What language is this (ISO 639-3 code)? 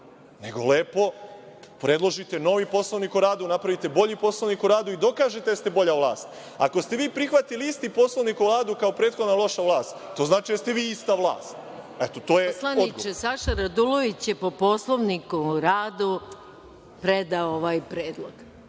srp